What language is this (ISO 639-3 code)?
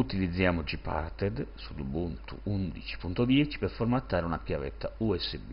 ita